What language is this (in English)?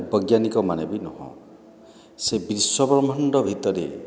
Odia